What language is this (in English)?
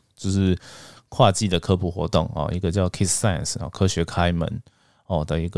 Chinese